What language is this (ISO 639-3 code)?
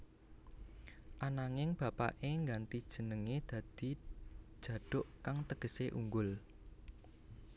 jav